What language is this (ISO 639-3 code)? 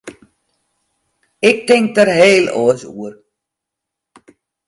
fry